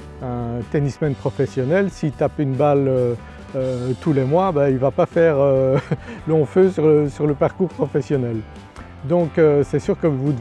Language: French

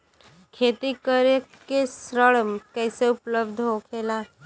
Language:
Bhojpuri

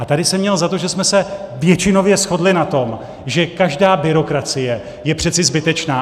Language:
Czech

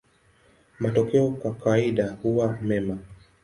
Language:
Swahili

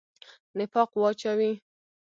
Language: Pashto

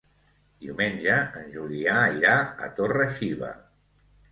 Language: Catalan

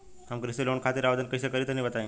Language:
Bhojpuri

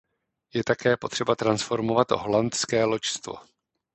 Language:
Czech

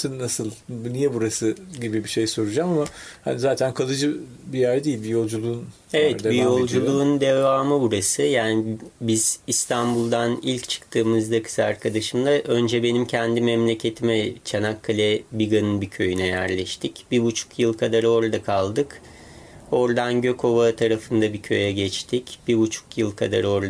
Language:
Turkish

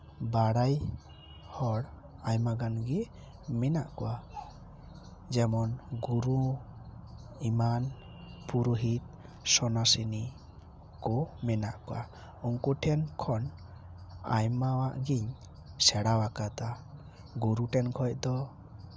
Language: Santali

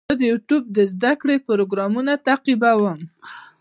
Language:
Pashto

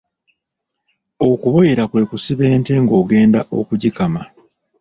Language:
Ganda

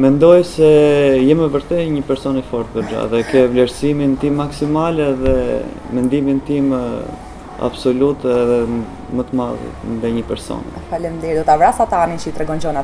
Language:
Romanian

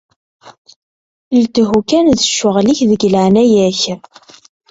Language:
Kabyle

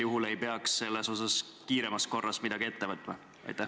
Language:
Estonian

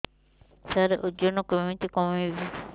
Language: Odia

